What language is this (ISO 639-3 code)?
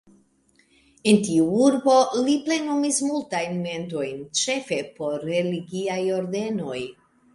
epo